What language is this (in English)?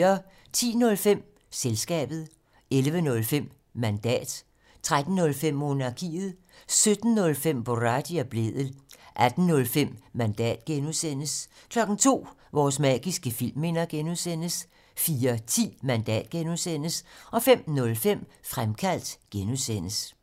Danish